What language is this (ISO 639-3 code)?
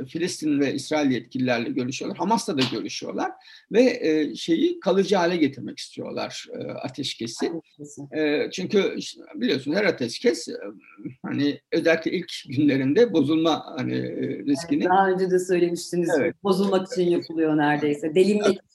tur